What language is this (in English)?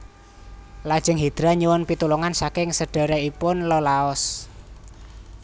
Javanese